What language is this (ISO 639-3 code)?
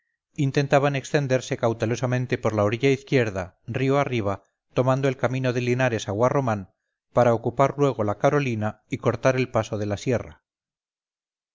spa